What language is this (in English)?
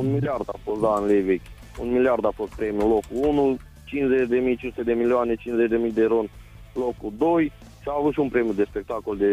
Romanian